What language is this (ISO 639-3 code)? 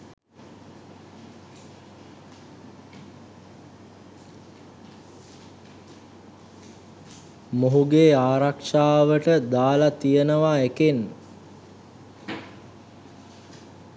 sin